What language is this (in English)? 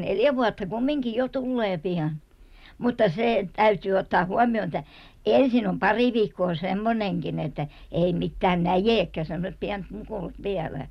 Finnish